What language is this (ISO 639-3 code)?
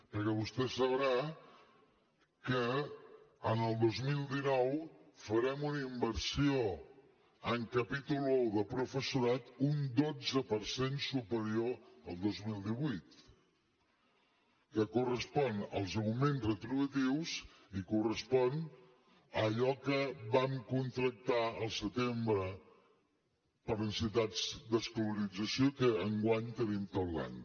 cat